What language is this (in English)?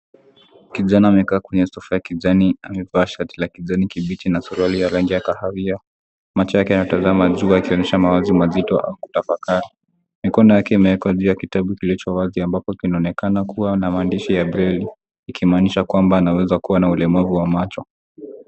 Swahili